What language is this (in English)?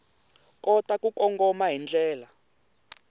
Tsonga